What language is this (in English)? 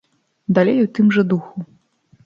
Belarusian